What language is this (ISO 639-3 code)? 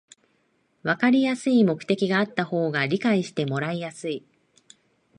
jpn